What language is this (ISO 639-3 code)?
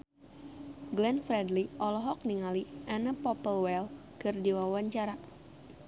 sun